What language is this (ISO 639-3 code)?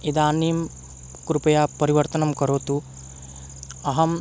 san